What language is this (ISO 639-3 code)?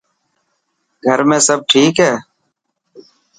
mki